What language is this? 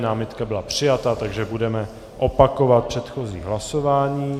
Czech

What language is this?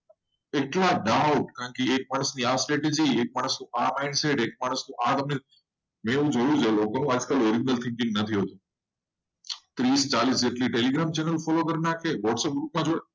Gujarati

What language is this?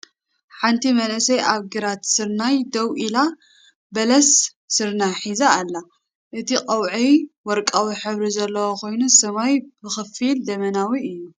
Tigrinya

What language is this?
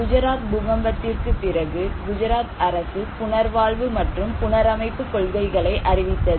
Tamil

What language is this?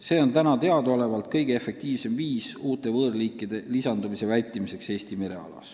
Estonian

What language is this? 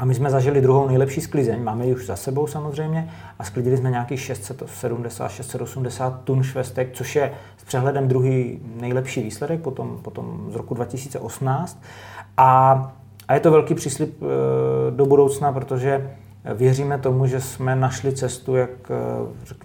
Czech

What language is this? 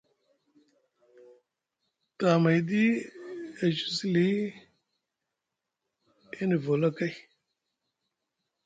Musgu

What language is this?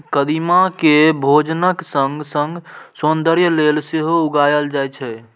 Maithili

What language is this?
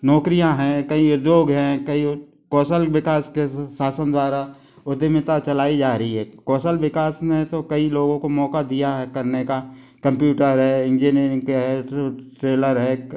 Hindi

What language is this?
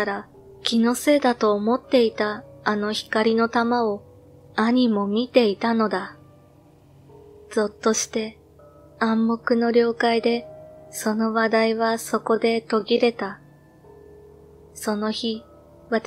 Japanese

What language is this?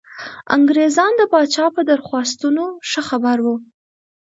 Pashto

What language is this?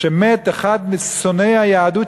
Hebrew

